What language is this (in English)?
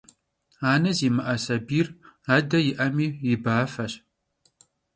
Kabardian